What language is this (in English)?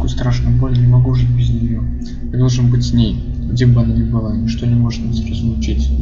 Russian